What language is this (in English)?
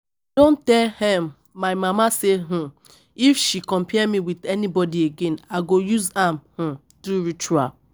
Nigerian Pidgin